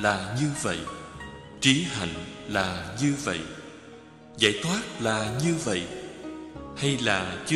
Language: Vietnamese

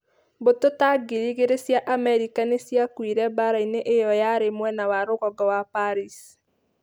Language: Kikuyu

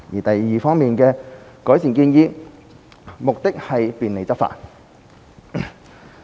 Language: Cantonese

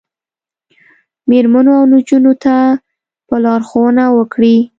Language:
Pashto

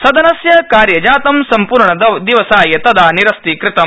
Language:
Sanskrit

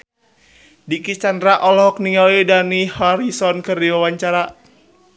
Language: Sundanese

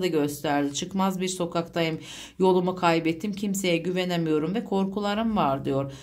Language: Turkish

